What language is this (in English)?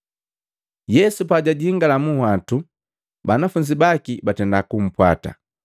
Matengo